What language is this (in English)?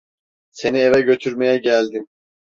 Turkish